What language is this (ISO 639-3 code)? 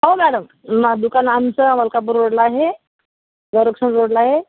mar